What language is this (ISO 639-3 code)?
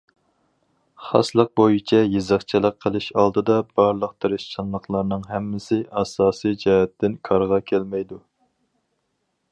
uig